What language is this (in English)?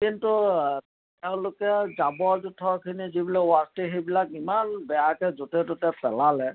Assamese